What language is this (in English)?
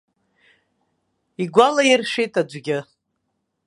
Abkhazian